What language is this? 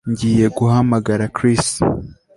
Kinyarwanda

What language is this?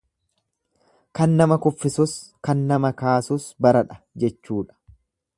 Oromo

